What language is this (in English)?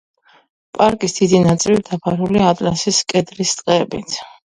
Georgian